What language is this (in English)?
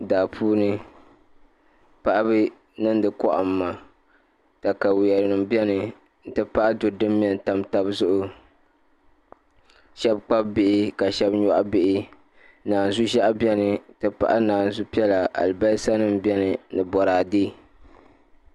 Dagbani